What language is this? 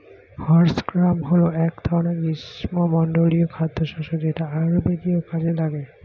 Bangla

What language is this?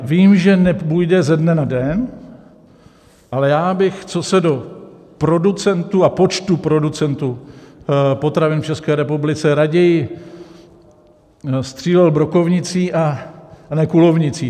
Czech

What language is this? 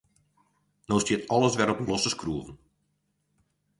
Western Frisian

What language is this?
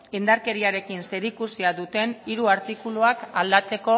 Basque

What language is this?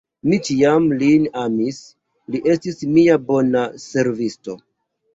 Esperanto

